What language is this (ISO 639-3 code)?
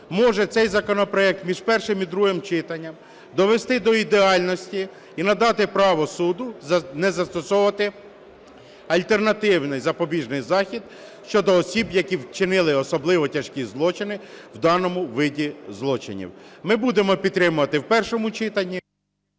ukr